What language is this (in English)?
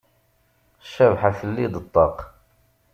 Kabyle